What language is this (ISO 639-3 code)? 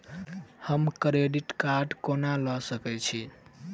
mai